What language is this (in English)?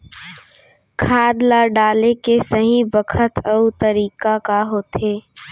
Chhattisgarhi